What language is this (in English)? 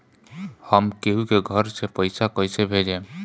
Bhojpuri